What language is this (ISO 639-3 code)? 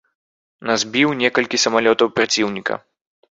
bel